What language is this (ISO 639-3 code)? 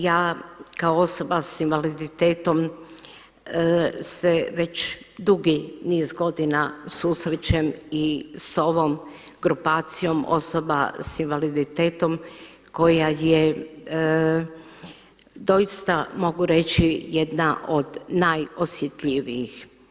hrv